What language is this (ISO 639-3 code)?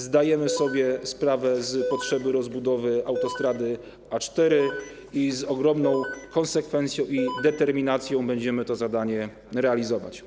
pol